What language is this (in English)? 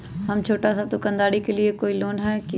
Magahi